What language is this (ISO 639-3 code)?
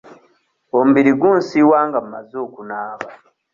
lug